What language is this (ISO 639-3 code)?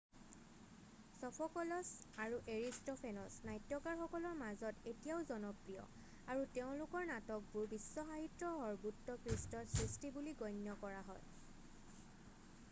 asm